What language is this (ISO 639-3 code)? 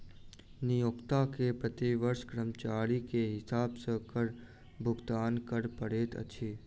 mai